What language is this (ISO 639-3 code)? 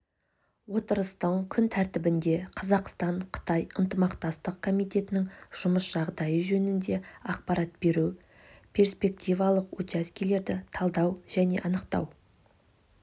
kaz